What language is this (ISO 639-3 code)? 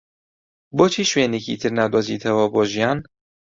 ckb